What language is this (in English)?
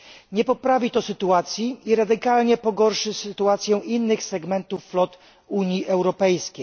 Polish